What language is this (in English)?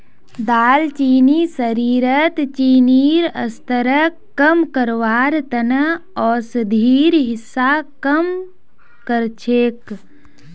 Magahi